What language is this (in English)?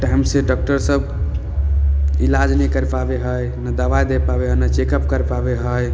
Maithili